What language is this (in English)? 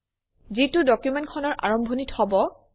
Assamese